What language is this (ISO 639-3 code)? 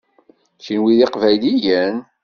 kab